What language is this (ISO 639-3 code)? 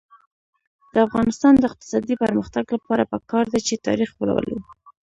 pus